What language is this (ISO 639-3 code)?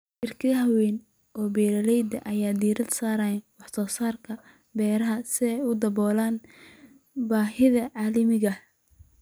som